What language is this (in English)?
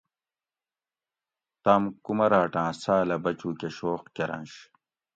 Gawri